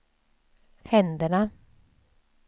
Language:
Swedish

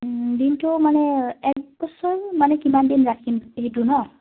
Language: Assamese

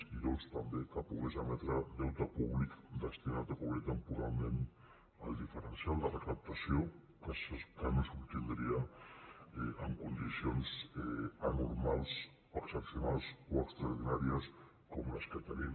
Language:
Catalan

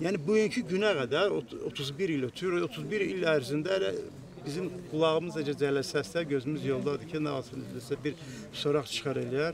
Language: Turkish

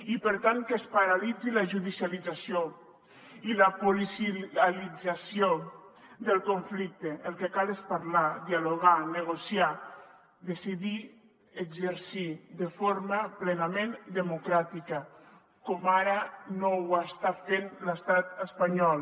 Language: Catalan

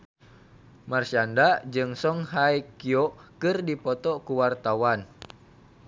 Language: Sundanese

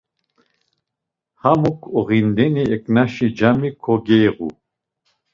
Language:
Laz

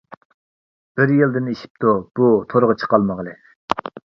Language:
Uyghur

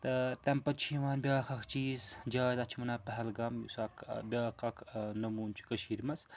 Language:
Kashmiri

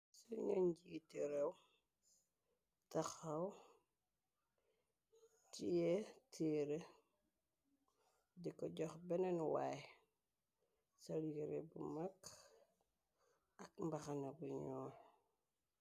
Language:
Wolof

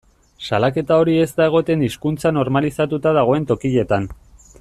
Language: Basque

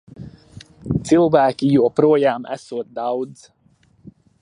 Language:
Latvian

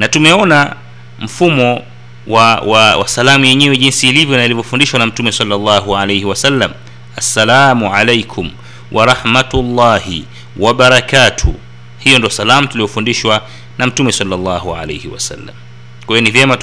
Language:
Swahili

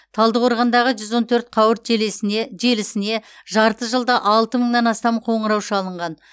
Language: Kazakh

